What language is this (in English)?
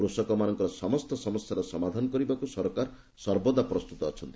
Odia